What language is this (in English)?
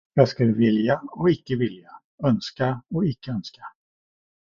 Swedish